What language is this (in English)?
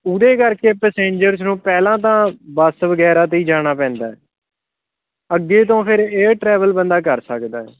Punjabi